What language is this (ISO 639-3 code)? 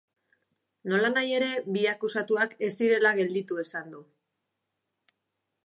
eus